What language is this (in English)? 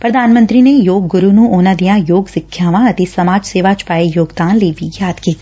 Punjabi